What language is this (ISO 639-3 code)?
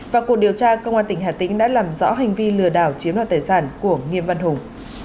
vie